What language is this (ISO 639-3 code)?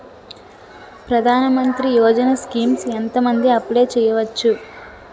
tel